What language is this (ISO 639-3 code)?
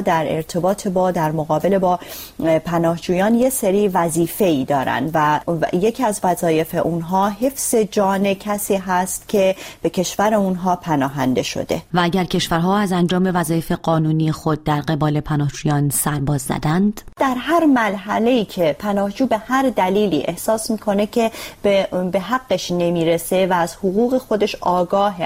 fas